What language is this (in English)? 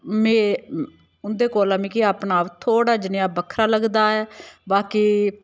Dogri